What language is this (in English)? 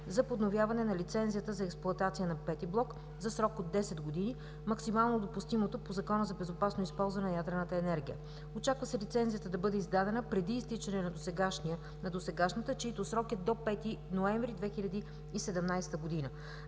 Bulgarian